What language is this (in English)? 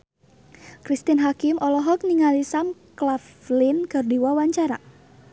Sundanese